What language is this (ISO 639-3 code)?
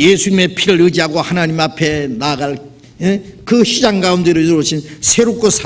kor